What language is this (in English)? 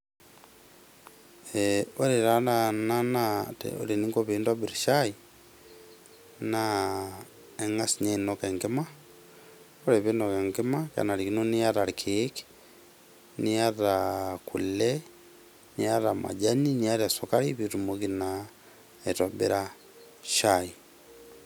Masai